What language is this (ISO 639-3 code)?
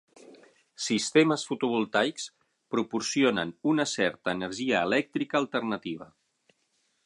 cat